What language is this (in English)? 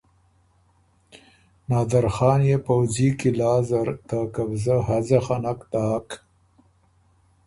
Ormuri